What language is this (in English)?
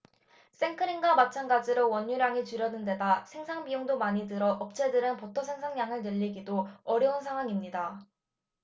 Korean